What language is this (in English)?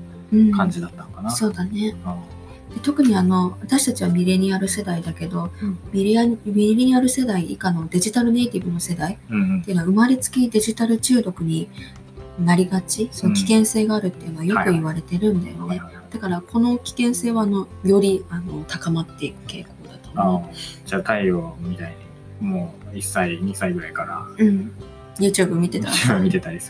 Japanese